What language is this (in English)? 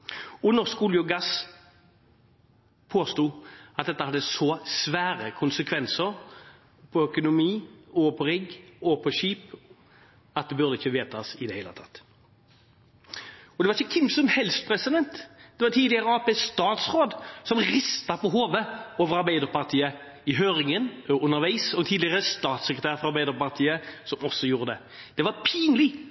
Norwegian Bokmål